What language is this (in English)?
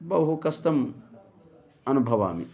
Sanskrit